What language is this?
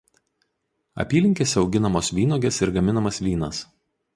Lithuanian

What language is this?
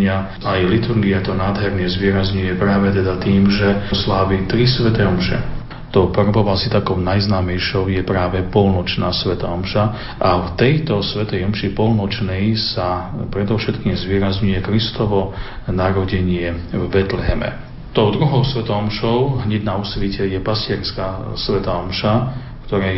Slovak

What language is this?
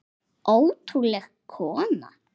Icelandic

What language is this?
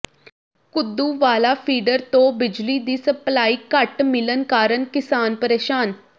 Punjabi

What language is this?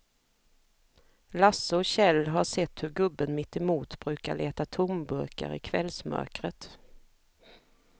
Swedish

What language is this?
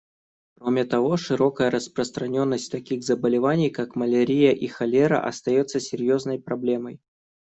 Russian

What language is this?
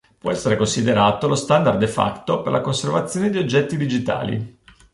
Italian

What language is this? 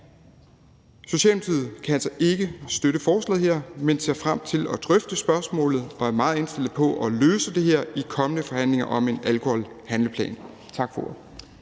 Danish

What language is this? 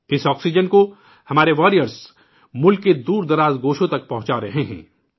Urdu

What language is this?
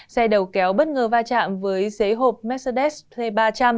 Vietnamese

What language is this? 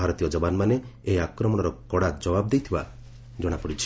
Odia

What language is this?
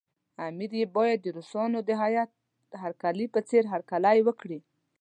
Pashto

